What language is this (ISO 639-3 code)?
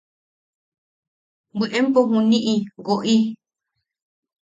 yaq